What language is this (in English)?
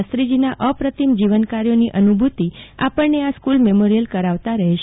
Gujarati